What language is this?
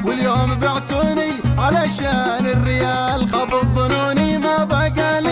Arabic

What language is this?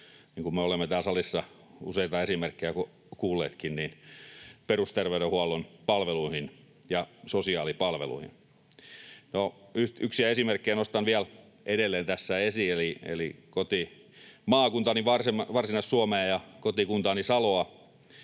Finnish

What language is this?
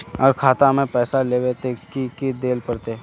Magahi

